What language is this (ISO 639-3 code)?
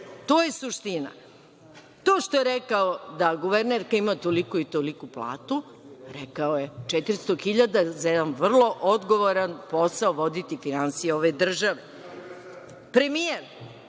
srp